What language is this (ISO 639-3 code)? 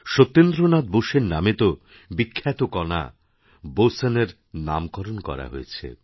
ben